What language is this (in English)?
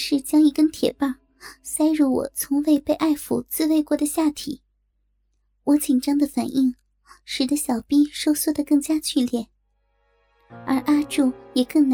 Chinese